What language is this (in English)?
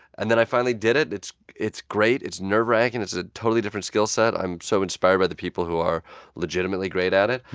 English